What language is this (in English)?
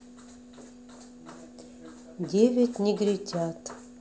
Russian